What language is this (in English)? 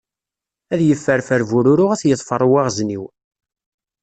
Kabyle